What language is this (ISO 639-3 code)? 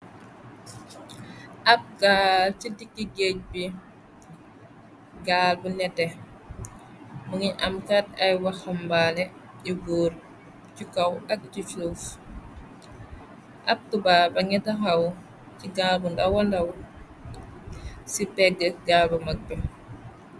wol